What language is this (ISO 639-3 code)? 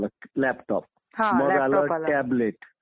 mar